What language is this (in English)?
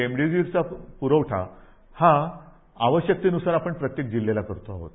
Marathi